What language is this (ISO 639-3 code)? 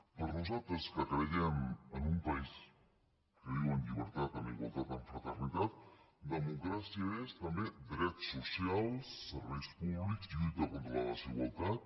cat